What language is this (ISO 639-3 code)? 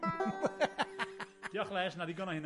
cym